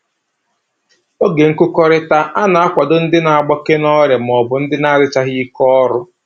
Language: Igbo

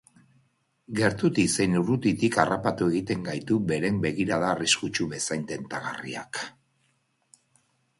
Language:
Basque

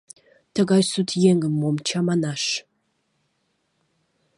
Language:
Mari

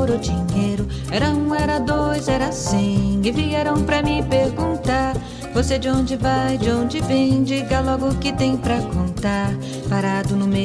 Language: Romanian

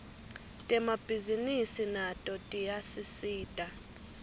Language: Swati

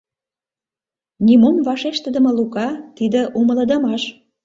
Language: Mari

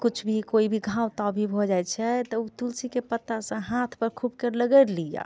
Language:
Maithili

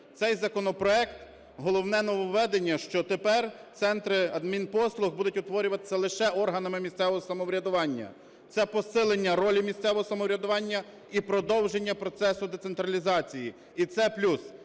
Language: Ukrainian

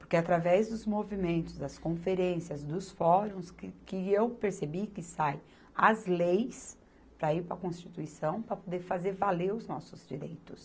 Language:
Portuguese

